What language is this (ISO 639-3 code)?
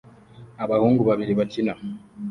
kin